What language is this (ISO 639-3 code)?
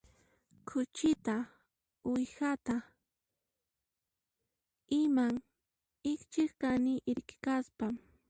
qxp